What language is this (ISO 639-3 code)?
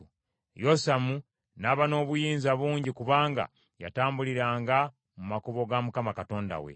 lug